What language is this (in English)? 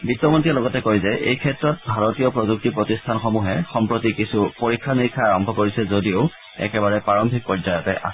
Assamese